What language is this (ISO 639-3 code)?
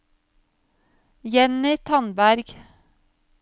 nor